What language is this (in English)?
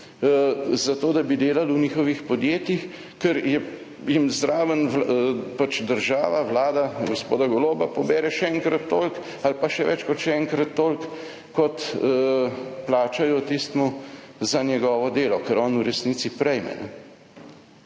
Slovenian